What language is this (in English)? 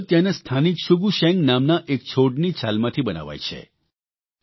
Gujarati